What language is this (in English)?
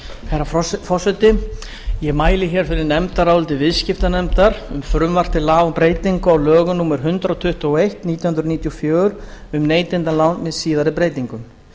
Icelandic